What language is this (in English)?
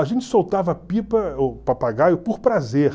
Portuguese